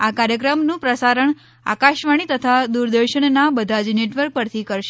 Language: Gujarati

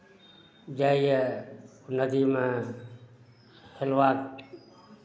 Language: Maithili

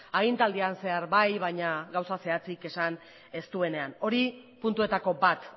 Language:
Basque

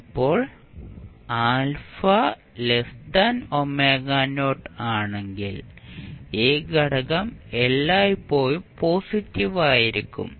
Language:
Malayalam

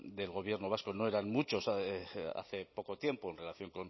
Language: Spanish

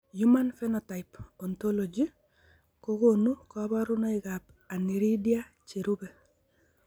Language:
Kalenjin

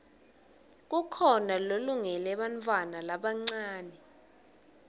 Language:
Swati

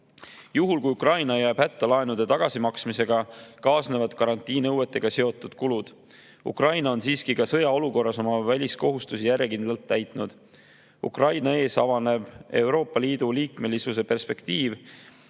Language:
Estonian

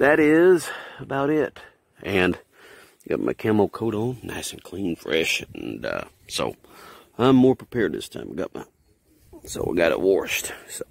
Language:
English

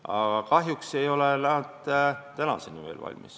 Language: Estonian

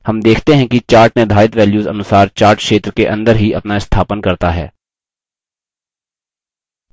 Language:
Hindi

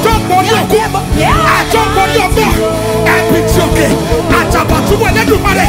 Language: English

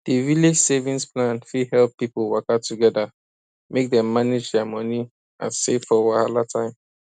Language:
Nigerian Pidgin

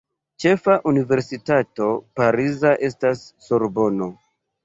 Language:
Esperanto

